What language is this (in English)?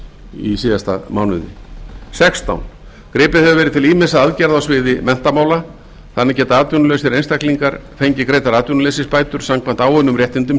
Icelandic